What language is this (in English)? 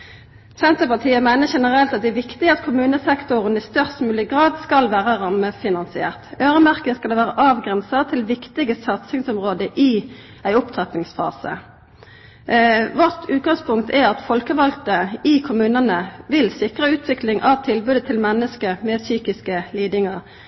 Norwegian Nynorsk